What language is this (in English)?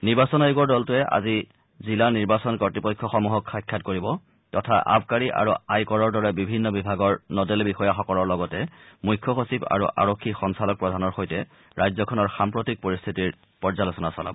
Assamese